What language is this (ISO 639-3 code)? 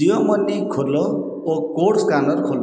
ori